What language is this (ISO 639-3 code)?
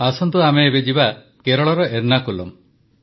ori